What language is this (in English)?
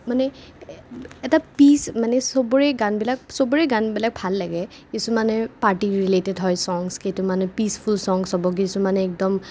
Assamese